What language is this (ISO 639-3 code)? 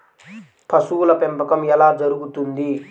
tel